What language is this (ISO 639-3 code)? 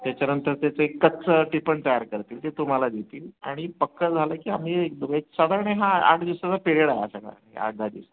mar